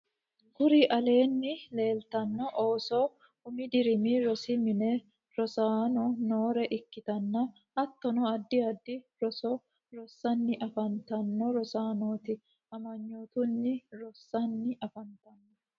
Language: Sidamo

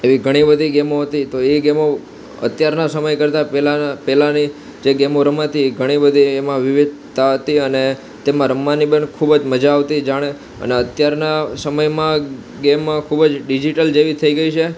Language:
Gujarati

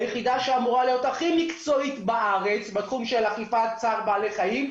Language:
Hebrew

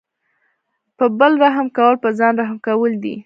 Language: Pashto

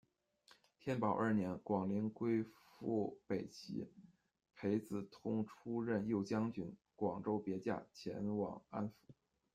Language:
Chinese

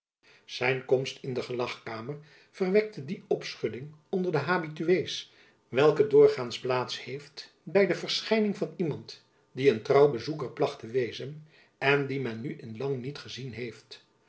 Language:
Dutch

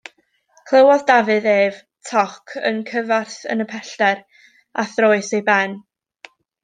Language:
Welsh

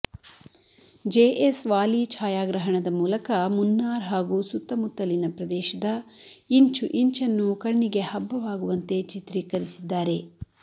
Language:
Kannada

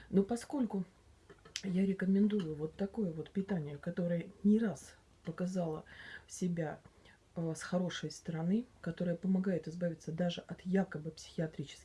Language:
Russian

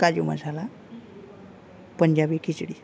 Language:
Gujarati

